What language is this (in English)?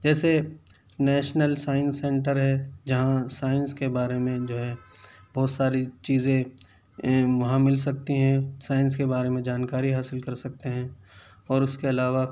Urdu